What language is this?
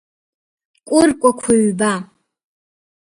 Abkhazian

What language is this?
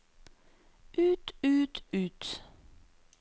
Norwegian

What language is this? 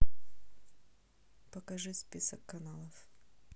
Russian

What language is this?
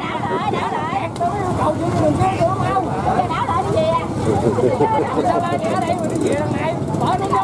Vietnamese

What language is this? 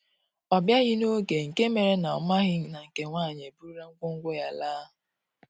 Igbo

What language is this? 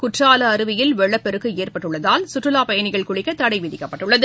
Tamil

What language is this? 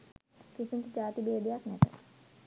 Sinhala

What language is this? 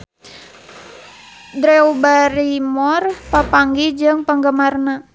Sundanese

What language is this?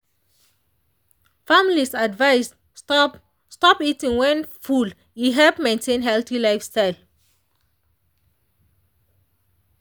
Nigerian Pidgin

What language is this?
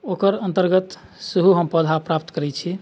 Maithili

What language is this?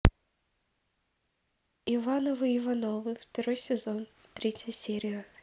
Russian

